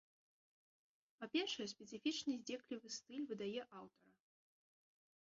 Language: Belarusian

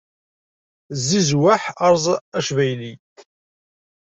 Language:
Kabyle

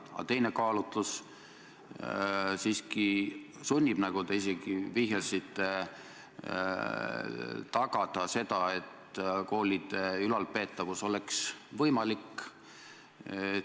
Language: Estonian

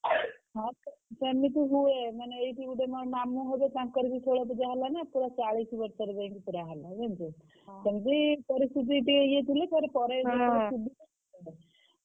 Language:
Odia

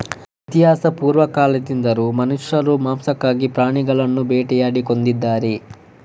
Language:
Kannada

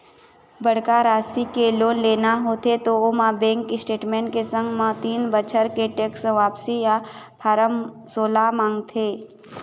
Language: Chhattisgarhi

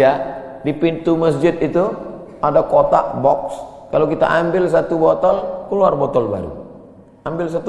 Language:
Indonesian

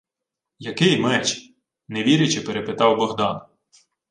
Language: Ukrainian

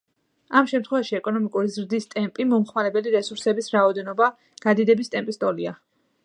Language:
Georgian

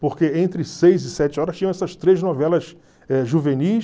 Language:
Portuguese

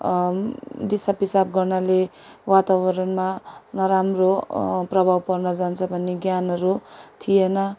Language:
Nepali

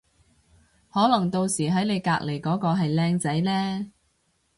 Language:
Cantonese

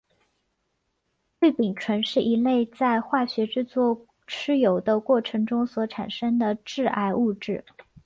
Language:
Chinese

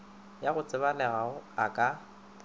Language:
Northern Sotho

